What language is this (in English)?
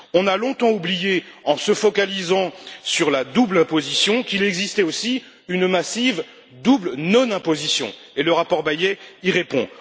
French